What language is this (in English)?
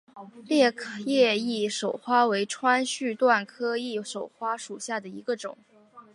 Chinese